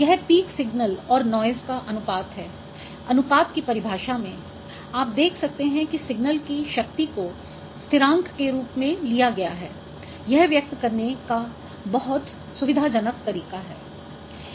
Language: Hindi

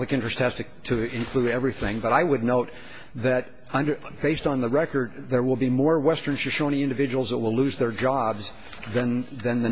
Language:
English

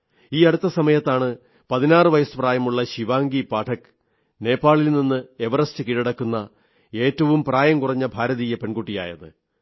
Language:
Malayalam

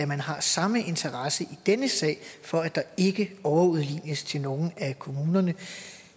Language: Danish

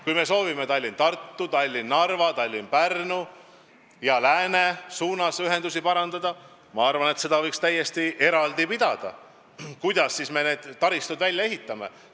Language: Estonian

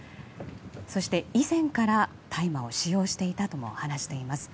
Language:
Japanese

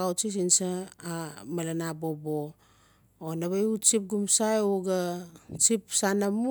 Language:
Notsi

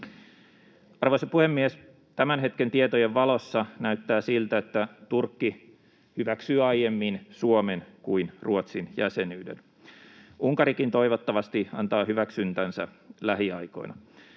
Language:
Finnish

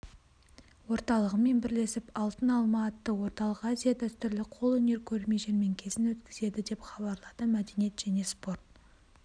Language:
Kazakh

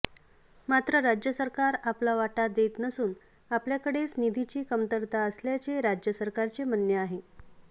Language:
Marathi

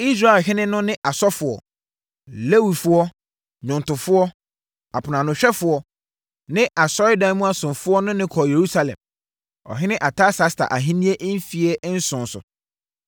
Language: Akan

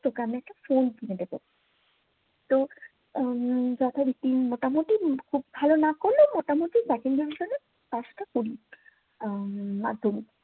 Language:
Bangla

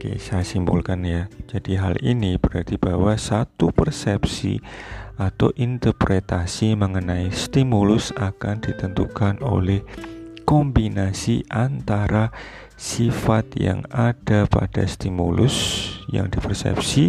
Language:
Indonesian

